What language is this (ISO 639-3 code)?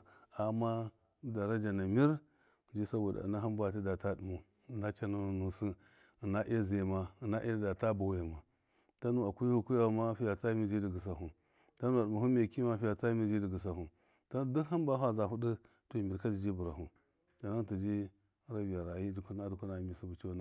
mkf